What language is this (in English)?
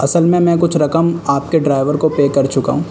Urdu